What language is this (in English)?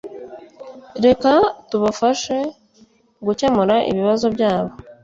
Kinyarwanda